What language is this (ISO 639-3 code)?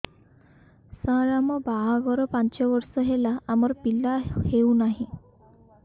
ori